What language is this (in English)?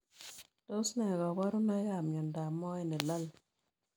Kalenjin